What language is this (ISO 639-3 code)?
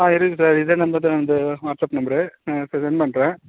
tam